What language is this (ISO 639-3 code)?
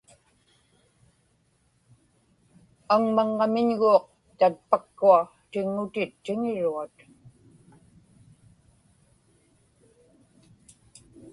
ipk